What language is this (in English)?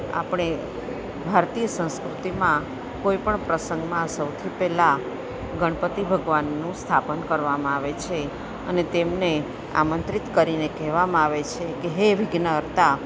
Gujarati